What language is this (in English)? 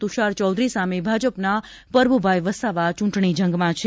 Gujarati